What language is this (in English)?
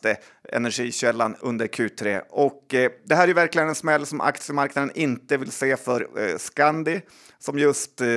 Swedish